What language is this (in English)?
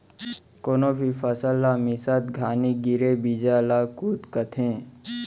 Chhattisgarhi